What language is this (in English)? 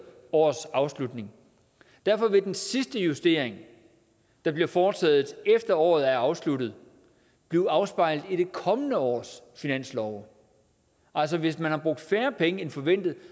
Danish